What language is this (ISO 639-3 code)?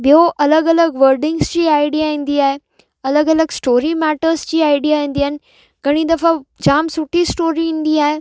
snd